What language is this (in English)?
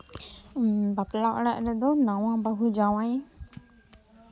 Santali